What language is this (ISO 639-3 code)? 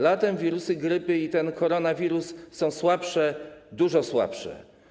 pol